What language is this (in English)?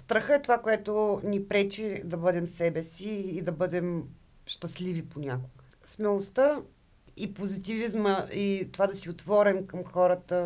Bulgarian